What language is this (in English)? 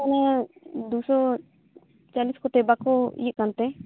Santali